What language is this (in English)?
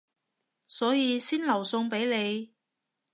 Cantonese